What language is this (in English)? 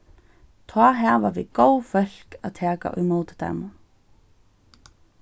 Faroese